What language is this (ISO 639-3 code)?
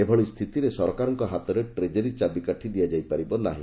ori